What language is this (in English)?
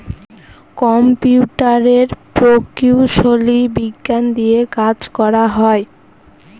Bangla